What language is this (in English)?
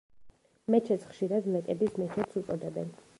Georgian